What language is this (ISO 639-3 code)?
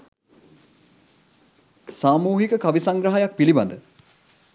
sin